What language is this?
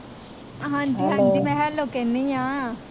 Punjabi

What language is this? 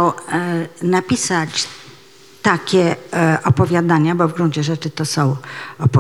Polish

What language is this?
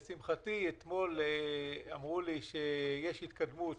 Hebrew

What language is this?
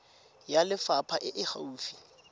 Tswana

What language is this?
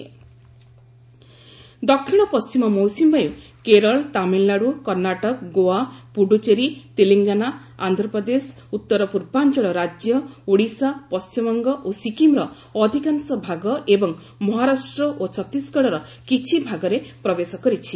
Odia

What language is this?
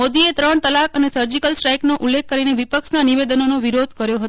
Gujarati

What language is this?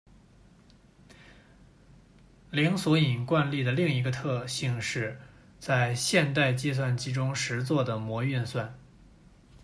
Chinese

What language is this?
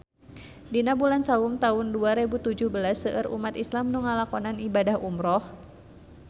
Sundanese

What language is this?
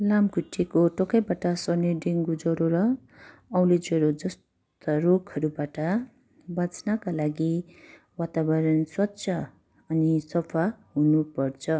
Nepali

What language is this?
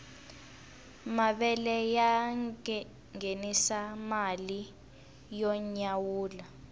Tsonga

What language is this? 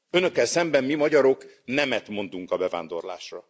Hungarian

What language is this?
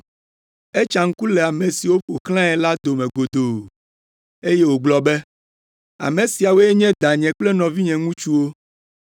Ewe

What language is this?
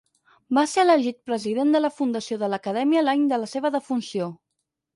Catalan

